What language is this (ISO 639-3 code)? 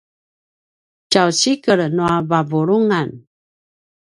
pwn